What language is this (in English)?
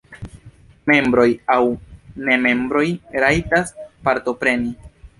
Esperanto